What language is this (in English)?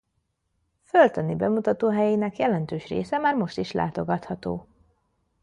Hungarian